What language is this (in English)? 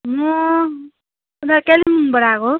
Nepali